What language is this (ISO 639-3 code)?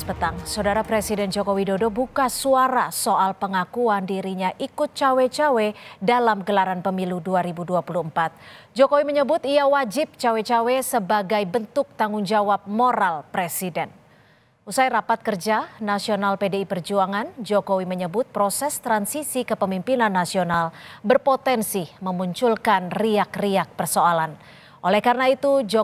ind